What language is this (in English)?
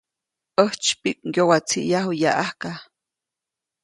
Copainalá Zoque